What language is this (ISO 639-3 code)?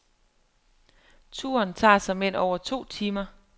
dan